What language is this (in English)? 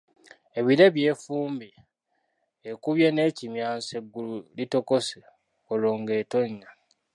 Ganda